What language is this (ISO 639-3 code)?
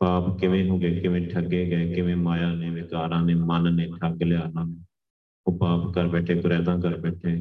pan